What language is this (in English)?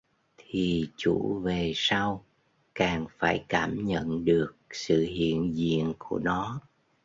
Vietnamese